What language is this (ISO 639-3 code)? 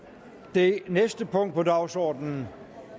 dan